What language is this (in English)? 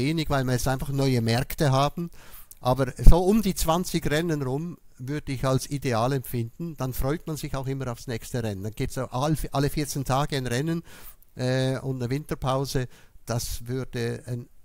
German